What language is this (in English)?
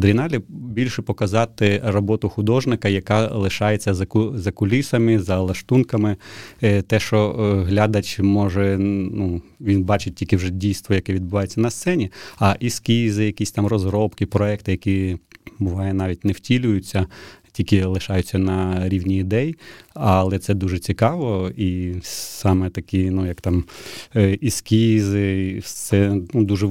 Ukrainian